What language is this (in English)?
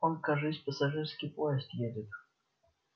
Russian